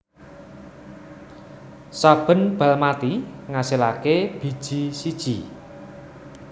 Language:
Javanese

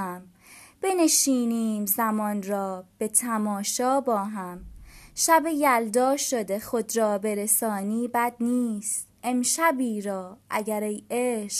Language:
Persian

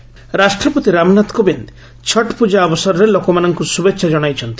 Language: Odia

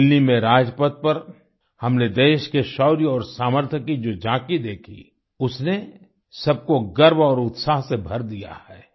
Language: Hindi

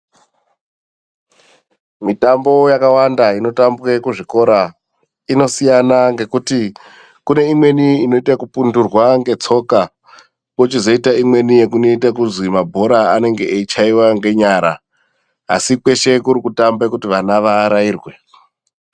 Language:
Ndau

